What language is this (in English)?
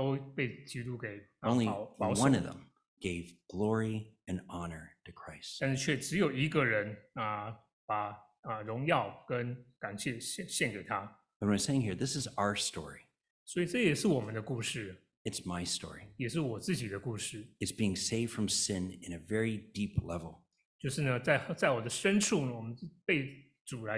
Chinese